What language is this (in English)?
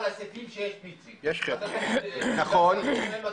Hebrew